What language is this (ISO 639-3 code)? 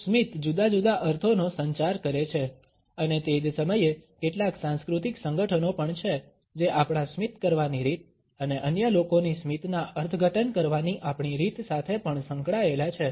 guj